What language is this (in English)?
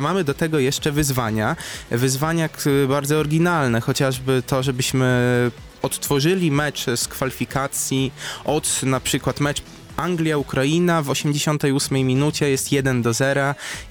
Polish